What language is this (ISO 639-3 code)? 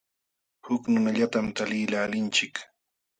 qxw